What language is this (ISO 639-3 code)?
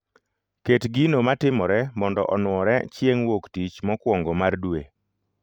luo